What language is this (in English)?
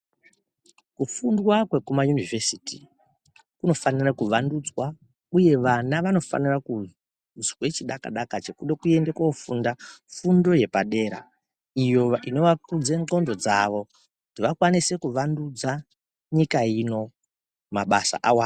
Ndau